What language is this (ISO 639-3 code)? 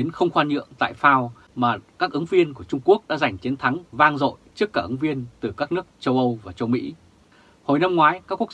vie